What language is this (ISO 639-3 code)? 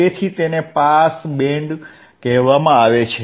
guj